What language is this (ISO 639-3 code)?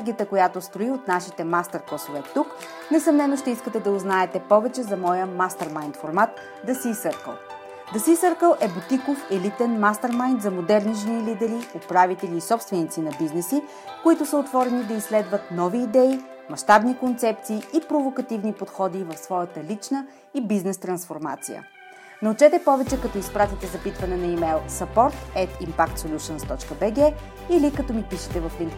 bul